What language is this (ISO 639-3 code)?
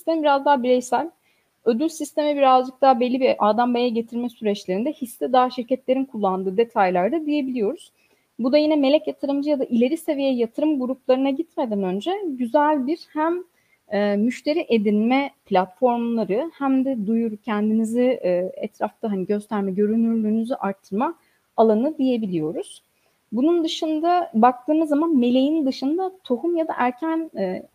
tur